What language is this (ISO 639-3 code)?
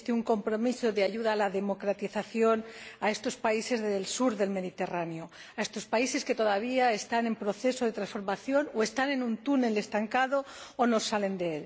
spa